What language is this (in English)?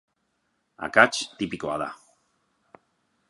Basque